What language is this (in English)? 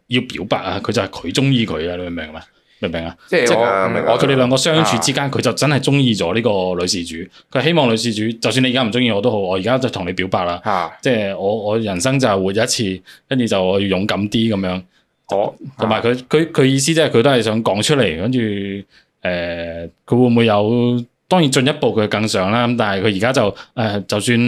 Chinese